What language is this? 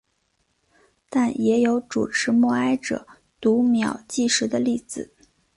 Chinese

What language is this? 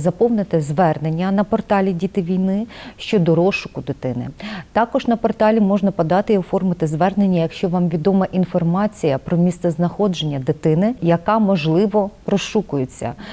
Ukrainian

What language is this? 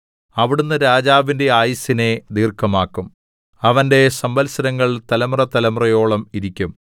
Malayalam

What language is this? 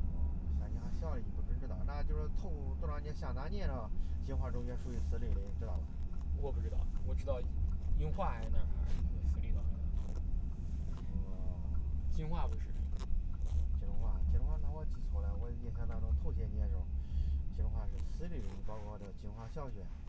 Chinese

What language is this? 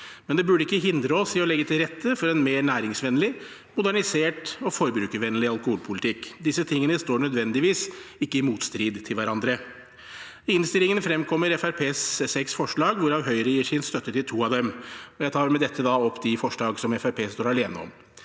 Norwegian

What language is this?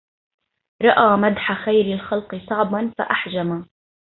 Arabic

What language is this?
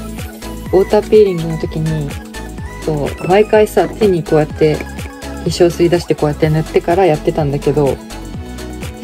Japanese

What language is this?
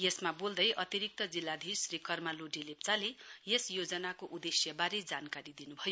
Nepali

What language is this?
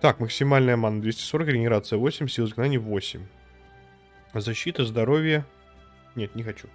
Russian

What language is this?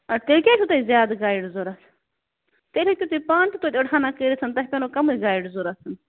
Kashmiri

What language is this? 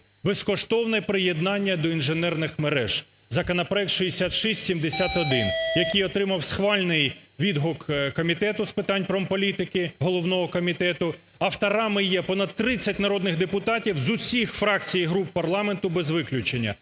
Ukrainian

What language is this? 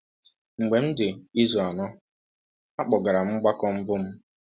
Igbo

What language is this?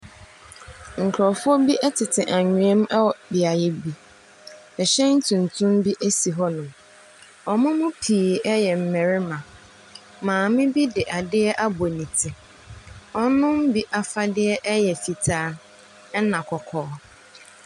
Akan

